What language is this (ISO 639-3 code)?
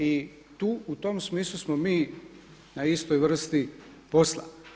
hrv